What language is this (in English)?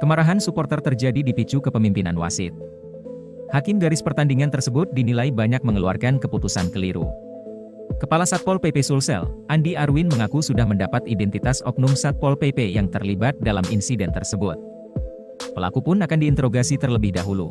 Indonesian